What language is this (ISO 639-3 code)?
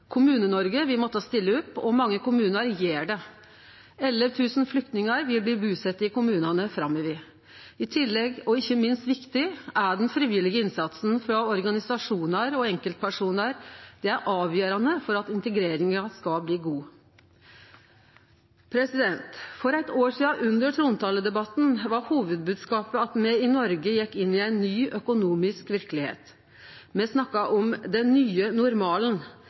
nno